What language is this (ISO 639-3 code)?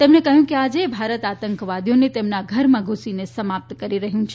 guj